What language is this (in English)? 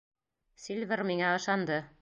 Bashkir